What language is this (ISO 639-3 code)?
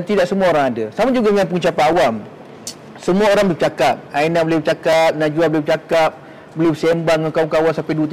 msa